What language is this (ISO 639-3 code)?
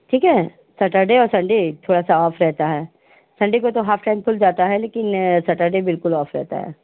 hin